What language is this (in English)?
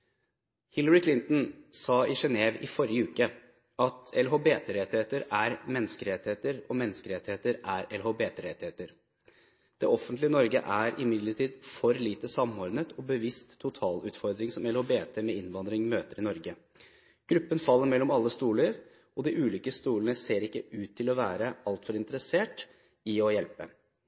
Norwegian Bokmål